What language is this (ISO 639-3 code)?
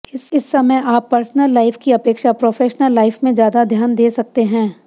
hin